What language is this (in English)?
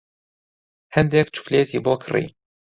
Central Kurdish